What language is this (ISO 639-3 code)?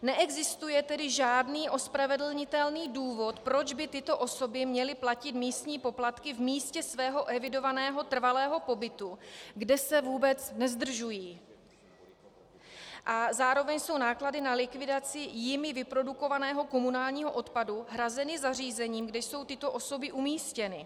ces